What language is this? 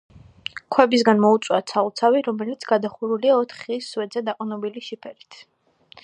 Georgian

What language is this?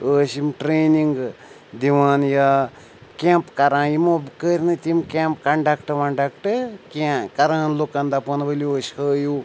Kashmiri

